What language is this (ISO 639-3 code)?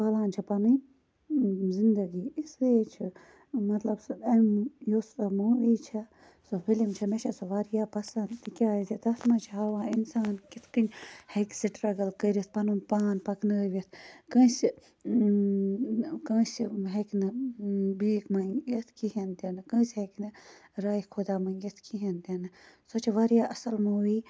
kas